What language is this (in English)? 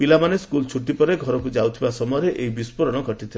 Odia